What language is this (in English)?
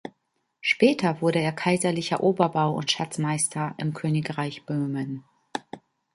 German